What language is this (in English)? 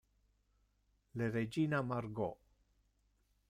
Italian